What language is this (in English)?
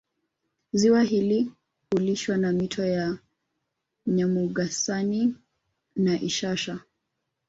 Swahili